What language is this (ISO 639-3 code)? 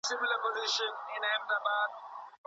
pus